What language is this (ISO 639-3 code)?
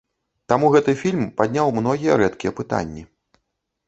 bel